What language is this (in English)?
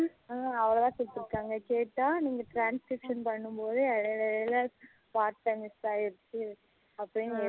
Tamil